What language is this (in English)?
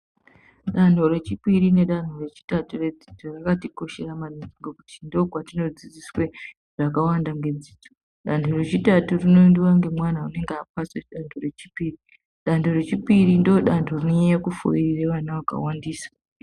Ndau